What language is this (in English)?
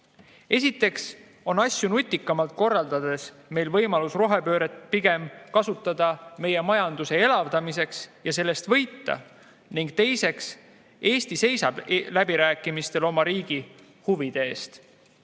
Estonian